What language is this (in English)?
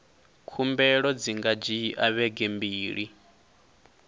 Venda